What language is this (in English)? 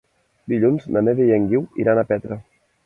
Catalan